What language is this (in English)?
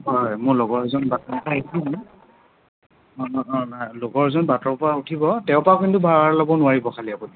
Assamese